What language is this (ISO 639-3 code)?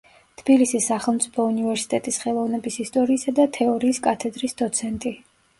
kat